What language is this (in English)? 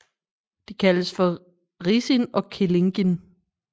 Danish